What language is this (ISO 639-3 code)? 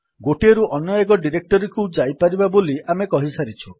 ori